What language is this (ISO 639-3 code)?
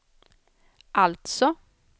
swe